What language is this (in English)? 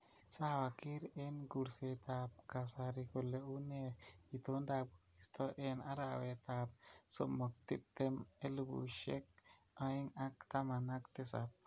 Kalenjin